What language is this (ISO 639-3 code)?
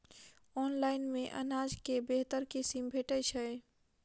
mai